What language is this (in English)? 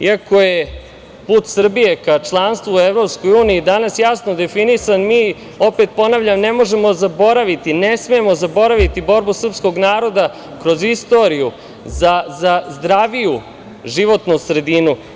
Serbian